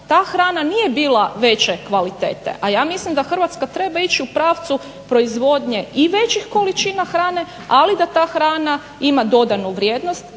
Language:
Croatian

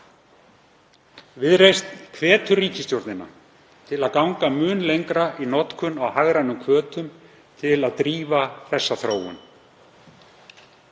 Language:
Icelandic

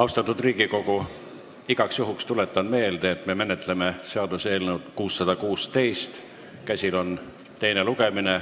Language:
Estonian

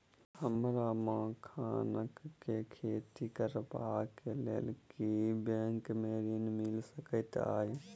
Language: Maithili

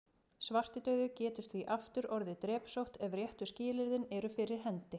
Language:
Icelandic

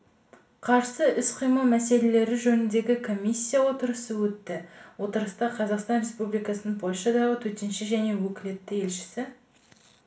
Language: Kazakh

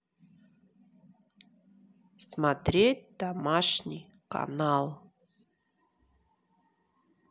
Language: Russian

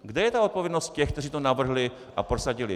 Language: Czech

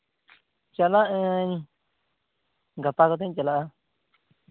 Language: Santali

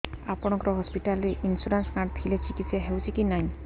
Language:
Odia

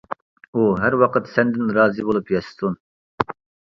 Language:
Uyghur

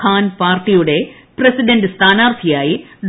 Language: Malayalam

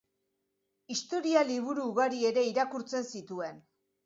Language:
Basque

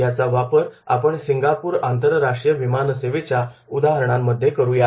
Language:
Marathi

